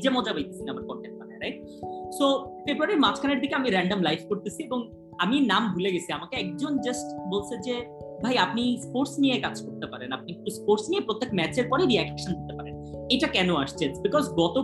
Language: Bangla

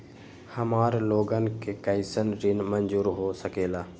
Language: Magahi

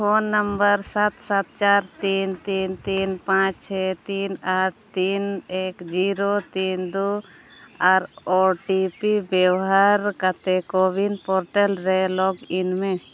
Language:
Santali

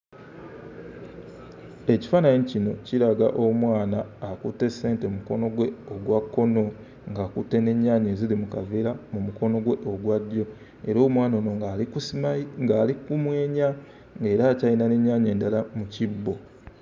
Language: Ganda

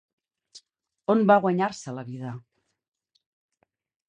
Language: Catalan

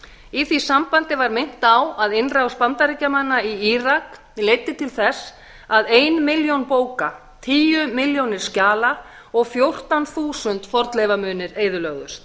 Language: Icelandic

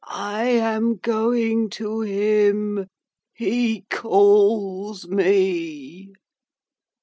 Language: English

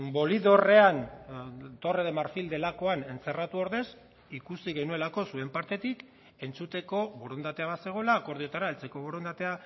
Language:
Basque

